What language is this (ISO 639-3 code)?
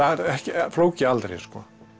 isl